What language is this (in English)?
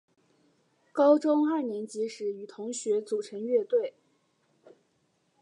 Chinese